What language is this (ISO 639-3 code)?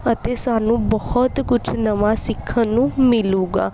pan